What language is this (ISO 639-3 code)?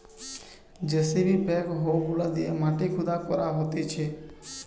ben